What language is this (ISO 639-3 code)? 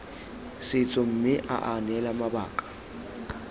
tsn